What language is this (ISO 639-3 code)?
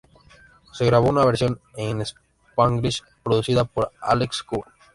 spa